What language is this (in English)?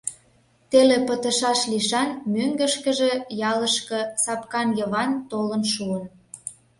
Mari